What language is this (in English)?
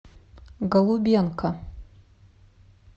Russian